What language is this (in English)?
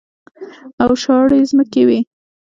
Pashto